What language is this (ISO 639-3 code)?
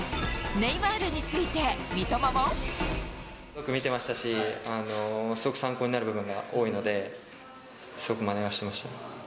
jpn